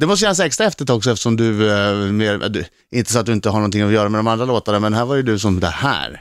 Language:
Swedish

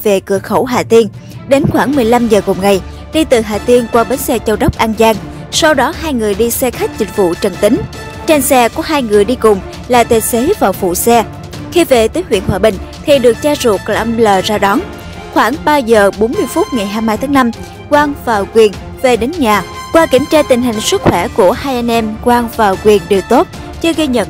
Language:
Vietnamese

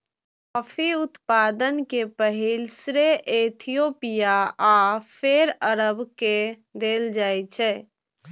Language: Maithili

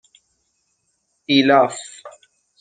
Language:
Persian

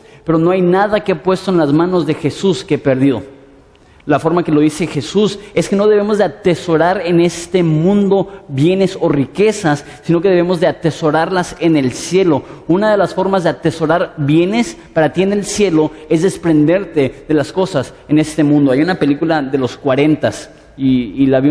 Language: Spanish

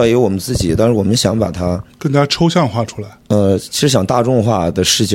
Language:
Chinese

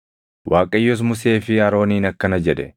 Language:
Oromo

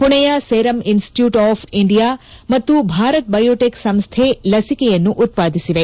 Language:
Kannada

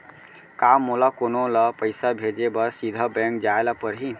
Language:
Chhattisgarhi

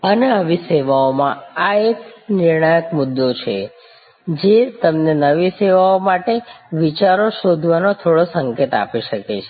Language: Gujarati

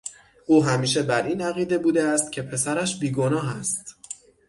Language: Persian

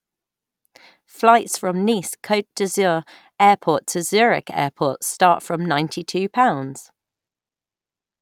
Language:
English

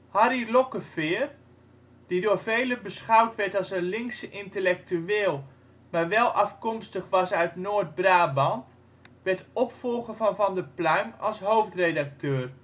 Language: Dutch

